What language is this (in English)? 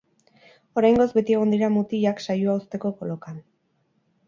Basque